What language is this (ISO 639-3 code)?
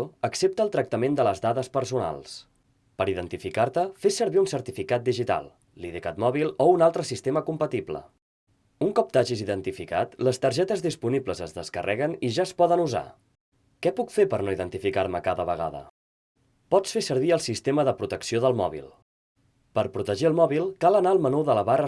cat